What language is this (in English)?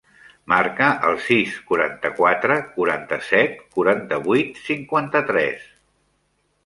Catalan